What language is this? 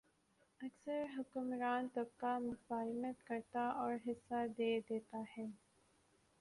Urdu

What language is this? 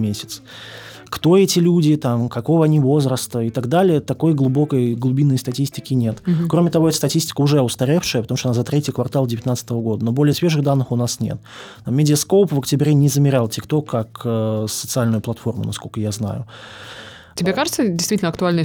Russian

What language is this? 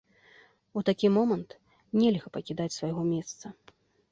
Belarusian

